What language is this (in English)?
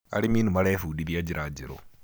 Kikuyu